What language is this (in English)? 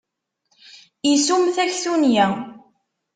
Kabyle